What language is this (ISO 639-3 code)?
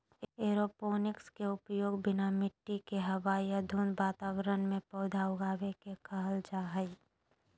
mag